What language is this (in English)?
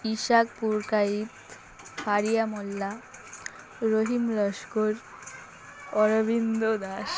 Bangla